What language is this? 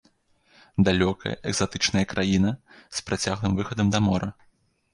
Belarusian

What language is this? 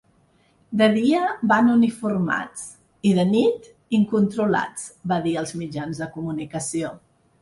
Catalan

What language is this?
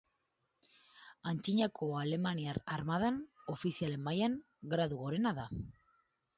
Basque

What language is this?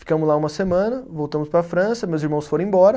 Portuguese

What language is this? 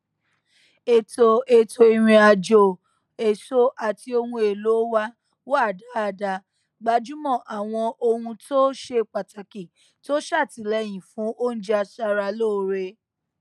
Yoruba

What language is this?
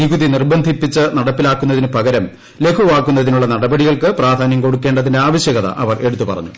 Malayalam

